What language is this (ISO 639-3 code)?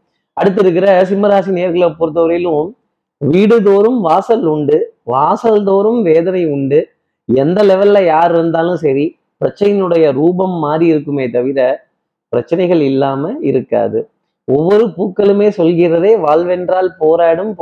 tam